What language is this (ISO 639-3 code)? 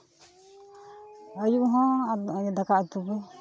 sat